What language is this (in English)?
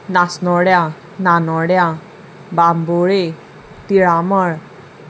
Konkani